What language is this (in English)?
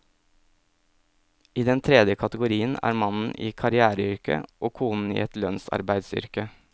Norwegian